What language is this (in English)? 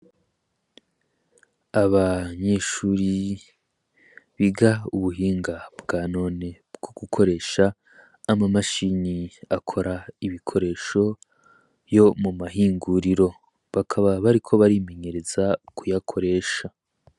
Rundi